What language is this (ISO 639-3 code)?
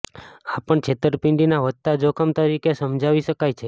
guj